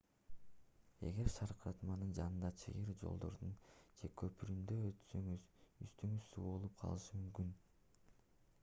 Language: Kyrgyz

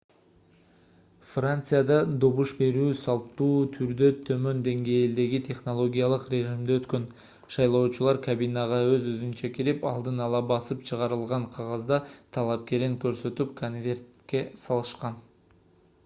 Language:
Kyrgyz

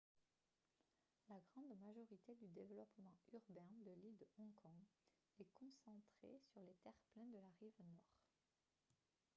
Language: French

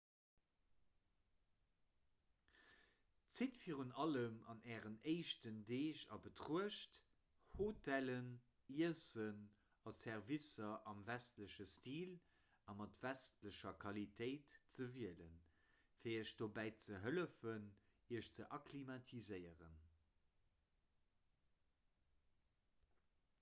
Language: Luxembourgish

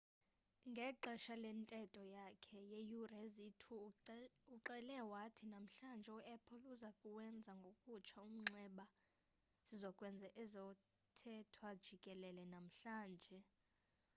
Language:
Xhosa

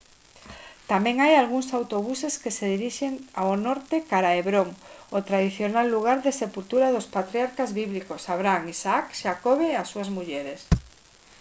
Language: Galician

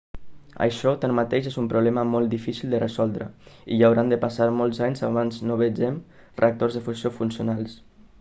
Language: Catalan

